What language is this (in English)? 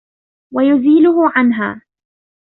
Arabic